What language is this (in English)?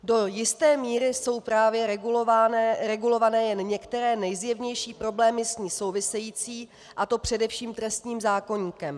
Czech